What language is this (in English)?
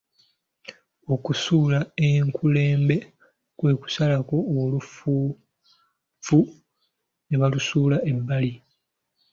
Ganda